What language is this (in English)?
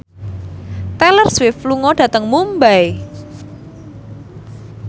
Javanese